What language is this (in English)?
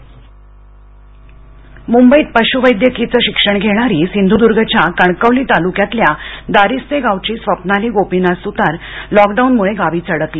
Marathi